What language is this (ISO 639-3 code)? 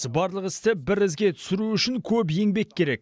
kaz